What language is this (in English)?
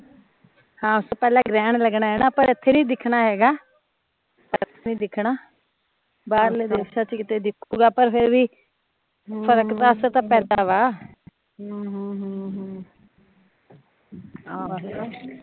Punjabi